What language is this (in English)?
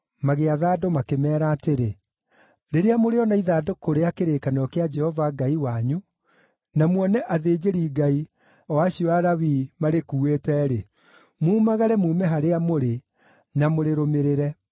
Kikuyu